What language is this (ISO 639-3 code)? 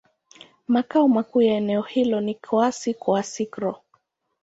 swa